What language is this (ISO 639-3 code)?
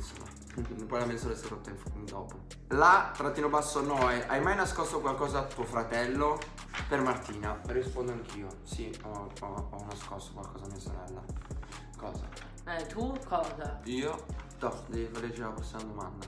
ita